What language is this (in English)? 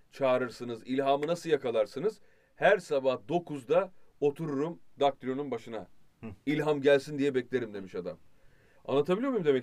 Turkish